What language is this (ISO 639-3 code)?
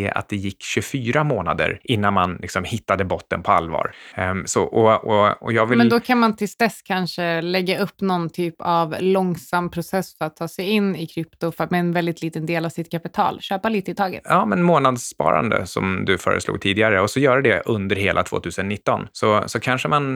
swe